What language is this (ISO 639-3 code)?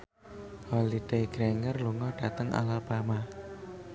jav